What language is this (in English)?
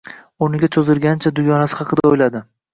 Uzbek